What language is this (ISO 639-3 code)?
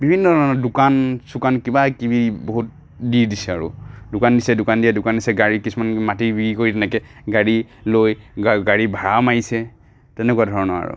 asm